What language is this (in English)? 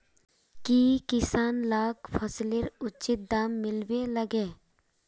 Magahi